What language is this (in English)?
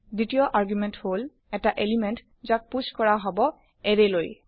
Assamese